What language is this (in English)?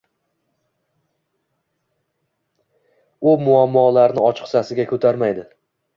Uzbek